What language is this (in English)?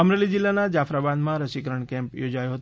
Gujarati